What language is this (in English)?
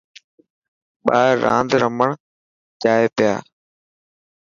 Dhatki